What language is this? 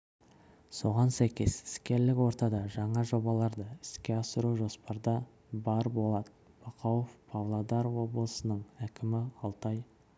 Kazakh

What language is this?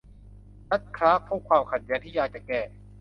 Thai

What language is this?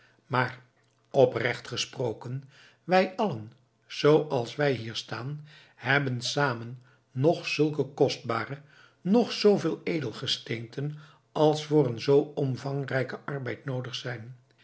Dutch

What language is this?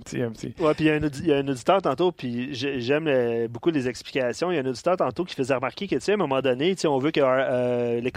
French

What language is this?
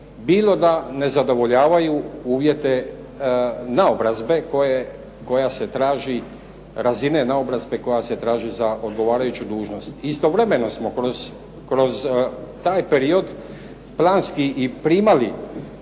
Croatian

